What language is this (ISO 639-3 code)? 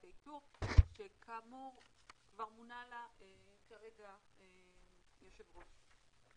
heb